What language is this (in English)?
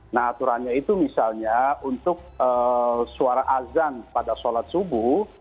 Indonesian